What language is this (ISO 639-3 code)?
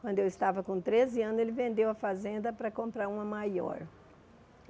por